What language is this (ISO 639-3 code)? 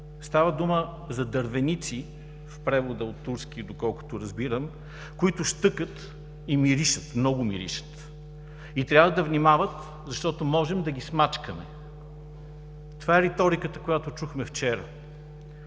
bul